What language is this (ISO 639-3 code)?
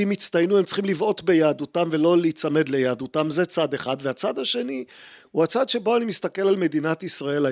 heb